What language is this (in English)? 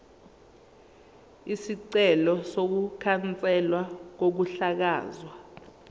Zulu